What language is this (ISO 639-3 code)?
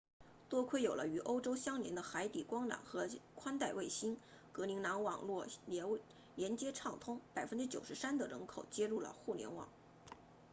zho